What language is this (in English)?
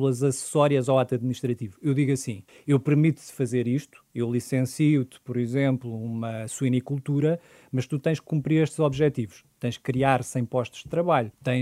Portuguese